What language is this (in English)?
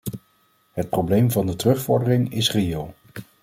Dutch